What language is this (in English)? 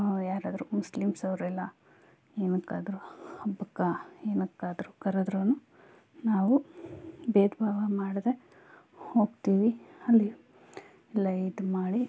Kannada